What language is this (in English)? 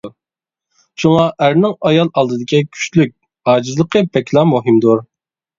Uyghur